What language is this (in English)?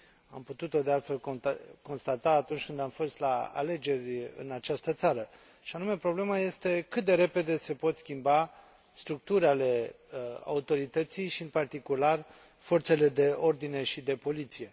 Romanian